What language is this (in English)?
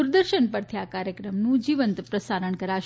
Gujarati